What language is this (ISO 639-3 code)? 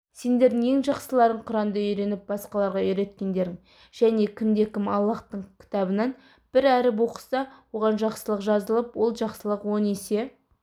kaz